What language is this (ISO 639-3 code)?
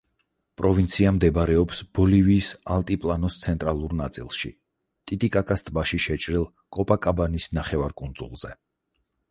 kat